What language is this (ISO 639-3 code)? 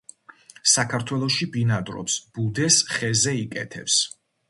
kat